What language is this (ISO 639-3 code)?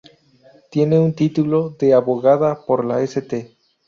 spa